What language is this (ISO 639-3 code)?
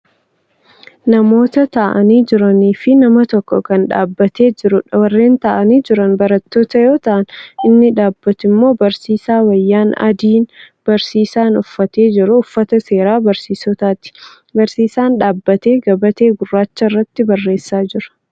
orm